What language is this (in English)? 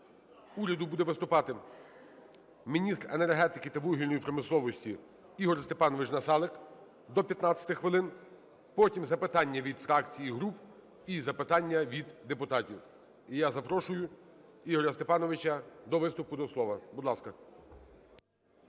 Ukrainian